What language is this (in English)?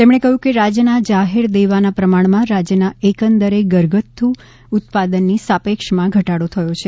Gujarati